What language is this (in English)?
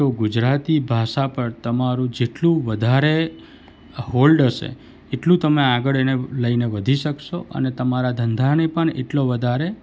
Gujarati